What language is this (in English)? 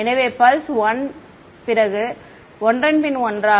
Tamil